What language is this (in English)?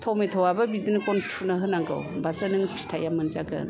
Bodo